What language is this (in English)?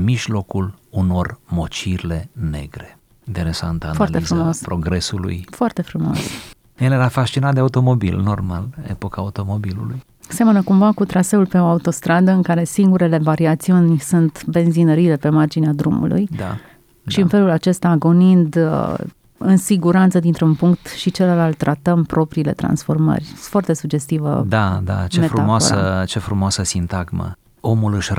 Romanian